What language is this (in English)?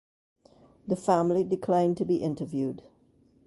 English